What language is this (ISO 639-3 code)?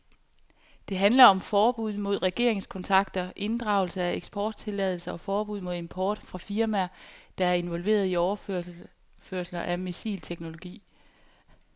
dan